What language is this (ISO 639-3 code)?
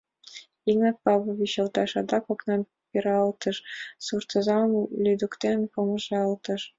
chm